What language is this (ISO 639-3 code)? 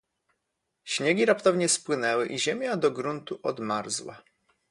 pol